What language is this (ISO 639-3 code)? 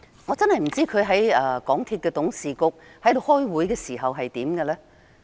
yue